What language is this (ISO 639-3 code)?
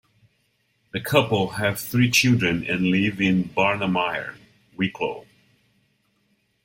eng